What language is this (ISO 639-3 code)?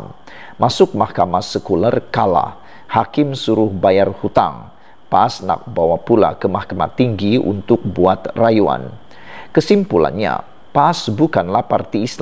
msa